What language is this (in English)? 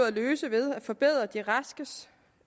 Danish